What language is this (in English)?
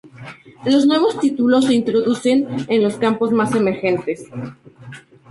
Spanish